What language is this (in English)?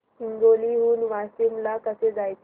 Marathi